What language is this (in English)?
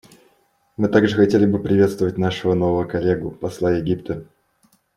Russian